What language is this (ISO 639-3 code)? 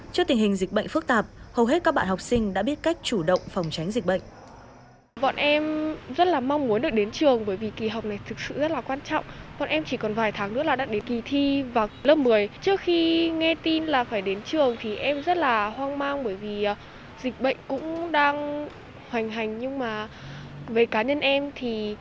vie